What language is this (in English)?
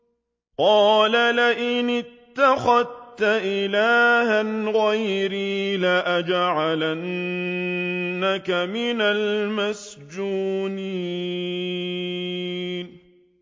Arabic